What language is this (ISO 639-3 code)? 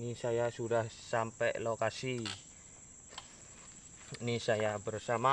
ind